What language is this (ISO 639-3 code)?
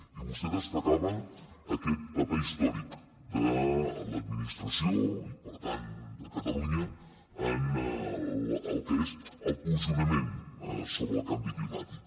cat